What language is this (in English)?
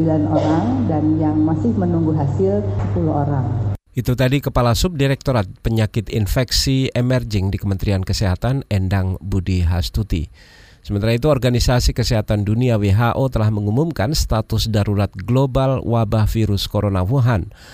Indonesian